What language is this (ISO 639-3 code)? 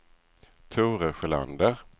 swe